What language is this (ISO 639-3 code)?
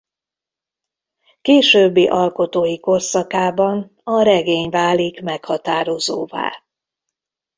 hun